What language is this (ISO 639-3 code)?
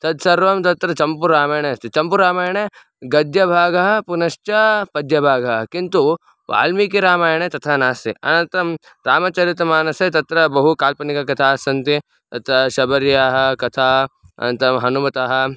san